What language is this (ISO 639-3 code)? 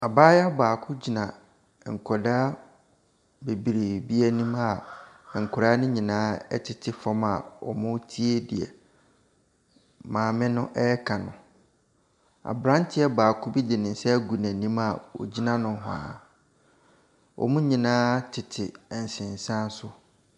aka